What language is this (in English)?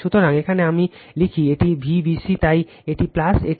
Bangla